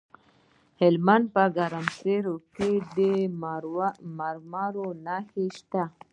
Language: Pashto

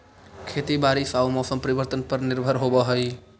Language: Magahi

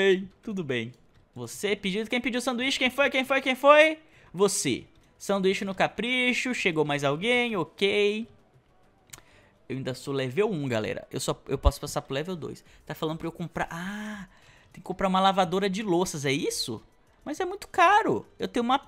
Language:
Portuguese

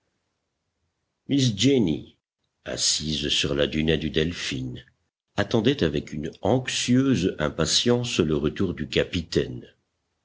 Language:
French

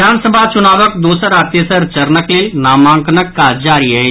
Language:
Maithili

